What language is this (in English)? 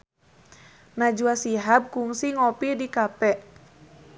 Sundanese